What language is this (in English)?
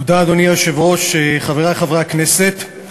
Hebrew